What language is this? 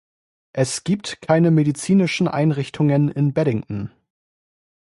German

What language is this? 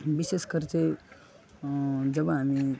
Nepali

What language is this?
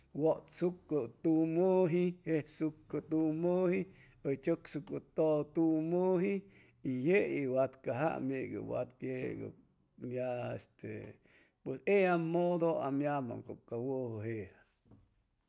Chimalapa Zoque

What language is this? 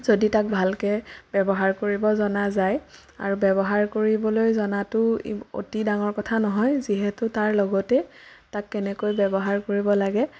Assamese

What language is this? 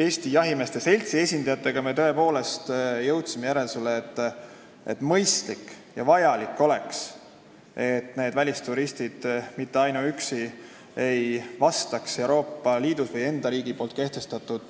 Estonian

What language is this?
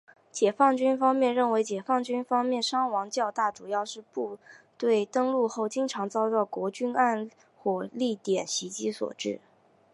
Chinese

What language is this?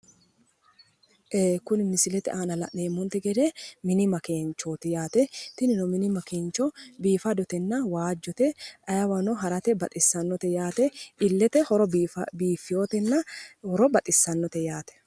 Sidamo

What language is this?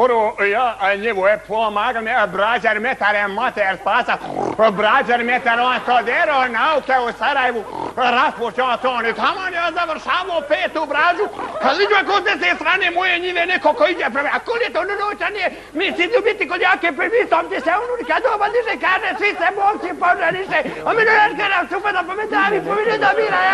Italian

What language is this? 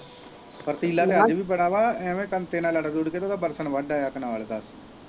Punjabi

